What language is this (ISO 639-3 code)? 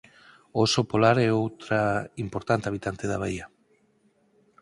glg